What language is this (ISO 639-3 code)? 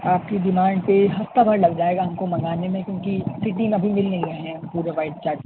urd